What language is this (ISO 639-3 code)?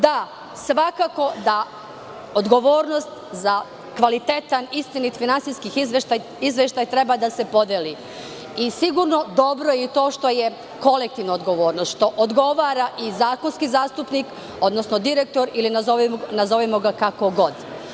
srp